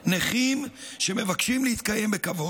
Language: Hebrew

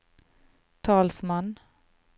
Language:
Norwegian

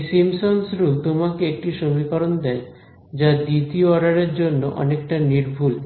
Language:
Bangla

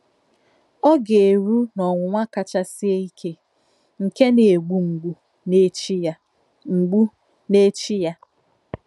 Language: Igbo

